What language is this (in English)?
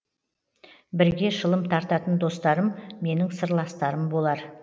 Kazakh